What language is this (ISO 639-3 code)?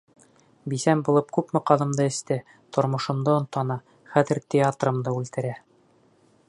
bak